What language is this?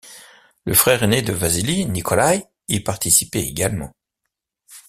French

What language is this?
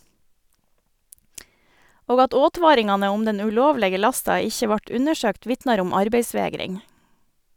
Norwegian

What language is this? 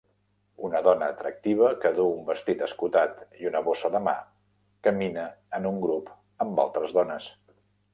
Catalan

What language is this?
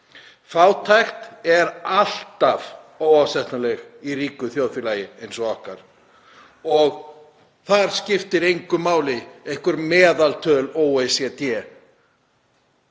Icelandic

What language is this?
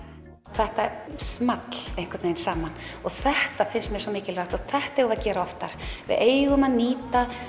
Icelandic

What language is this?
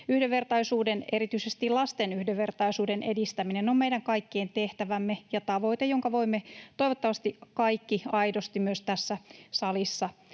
Finnish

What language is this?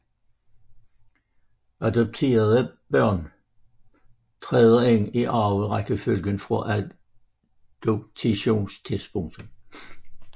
Danish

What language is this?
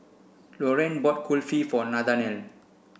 English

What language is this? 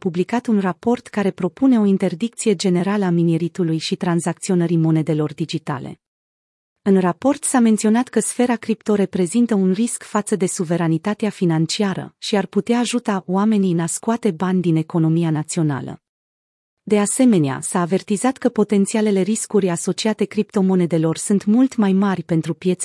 Romanian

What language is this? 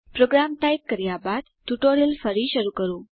Gujarati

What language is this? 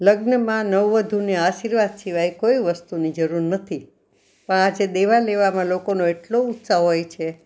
Gujarati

